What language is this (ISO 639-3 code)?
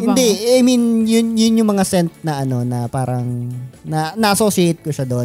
fil